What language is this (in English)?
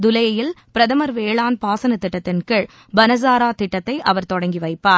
Tamil